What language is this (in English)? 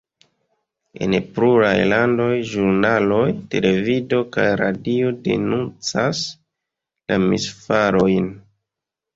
Esperanto